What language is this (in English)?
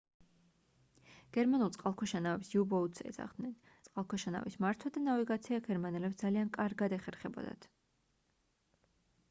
Georgian